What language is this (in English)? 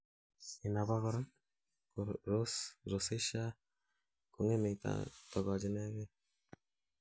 Kalenjin